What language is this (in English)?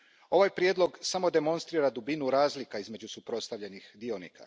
Croatian